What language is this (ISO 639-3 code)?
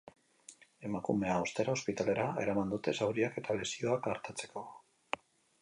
eus